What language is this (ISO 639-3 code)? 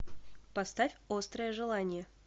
rus